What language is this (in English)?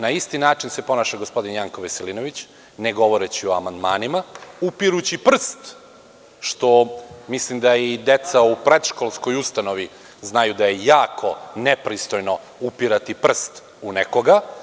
Serbian